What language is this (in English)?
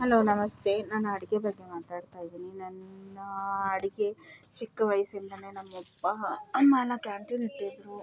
Kannada